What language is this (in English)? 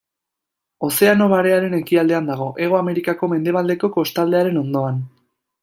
Basque